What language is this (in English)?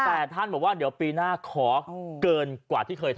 Thai